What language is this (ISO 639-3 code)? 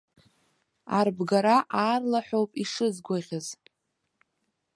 abk